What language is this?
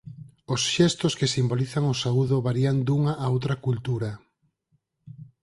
Galician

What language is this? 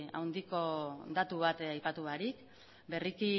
Basque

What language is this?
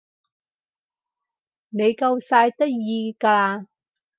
Cantonese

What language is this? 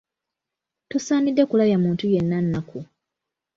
Ganda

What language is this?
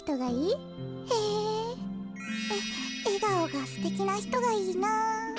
Japanese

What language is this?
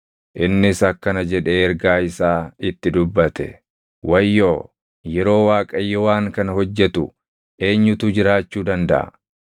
Oromo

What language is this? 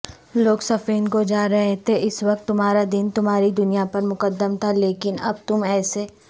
Urdu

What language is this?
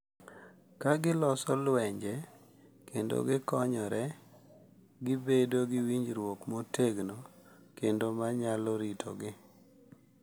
Luo (Kenya and Tanzania)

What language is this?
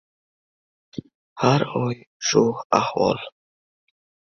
Uzbek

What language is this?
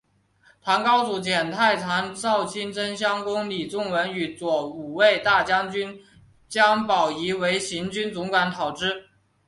Chinese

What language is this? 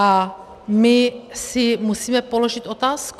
Czech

